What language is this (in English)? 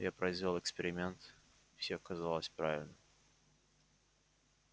Russian